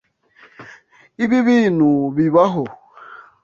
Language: Kinyarwanda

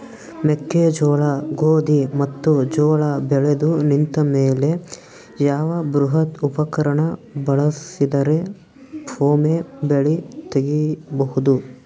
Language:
Kannada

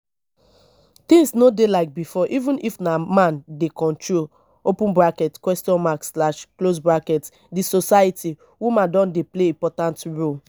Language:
Nigerian Pidgin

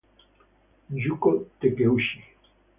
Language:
Spanish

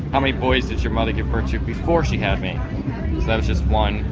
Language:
English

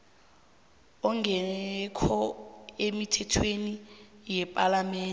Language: South Ndebele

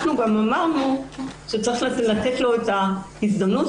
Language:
Hebrew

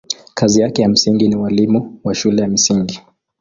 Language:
Swahili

